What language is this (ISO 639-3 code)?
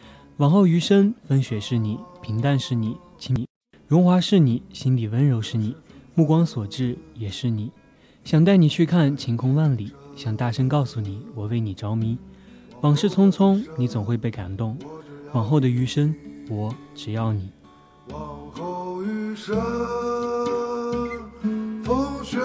zho